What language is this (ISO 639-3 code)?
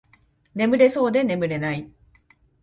jpn